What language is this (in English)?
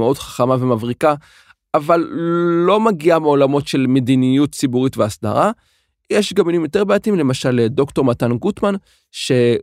Hebrew